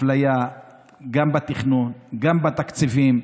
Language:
Hebrew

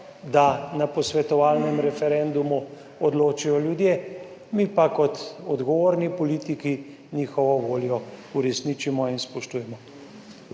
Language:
Slovenian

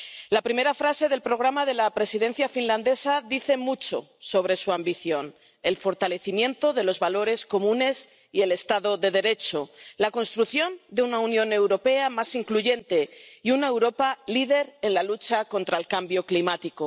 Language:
Spanish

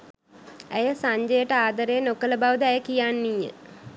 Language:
Sinhala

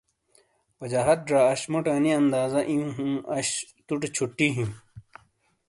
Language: Shina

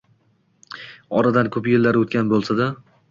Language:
Uzbek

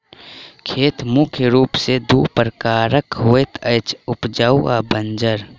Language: Maithili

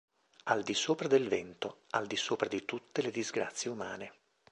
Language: Italian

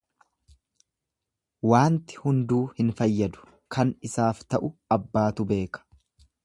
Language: Oromo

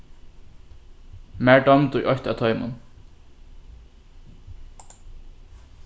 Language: Faroese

